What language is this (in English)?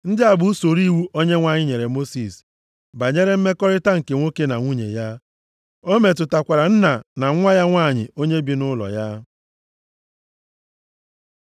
Igbo